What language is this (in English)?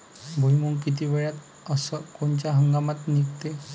Marathi